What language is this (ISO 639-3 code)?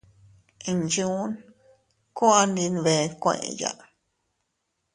cut